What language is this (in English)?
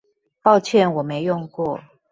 Chinese